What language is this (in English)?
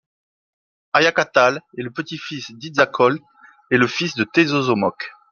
French